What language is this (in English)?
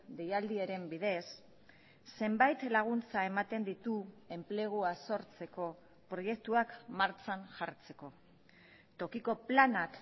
Basque